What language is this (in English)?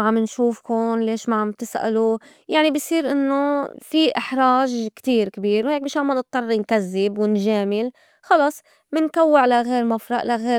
North Levantine Arabic